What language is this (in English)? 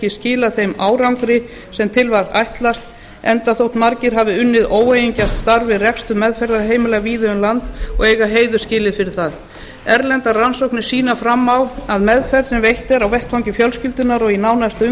Icelandic